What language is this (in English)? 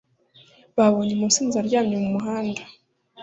Kinyarwanda